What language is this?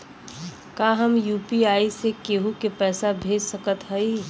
Bhojpuri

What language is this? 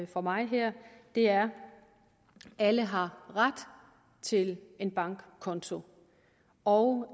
Danish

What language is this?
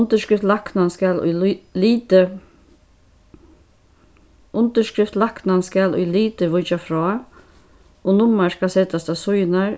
Faroese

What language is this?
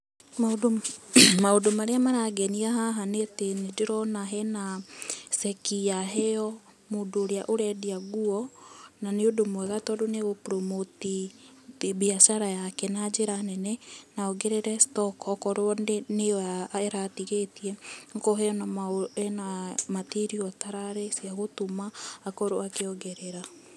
Kikuyu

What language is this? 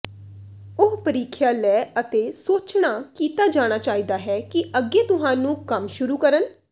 Punjabi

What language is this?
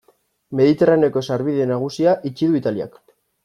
Basque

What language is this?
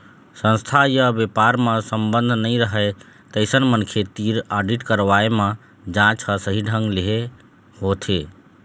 Chhattisgarhi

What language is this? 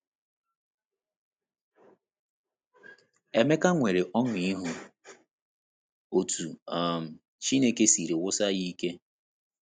Igbo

